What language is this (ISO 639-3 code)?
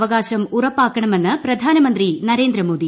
mal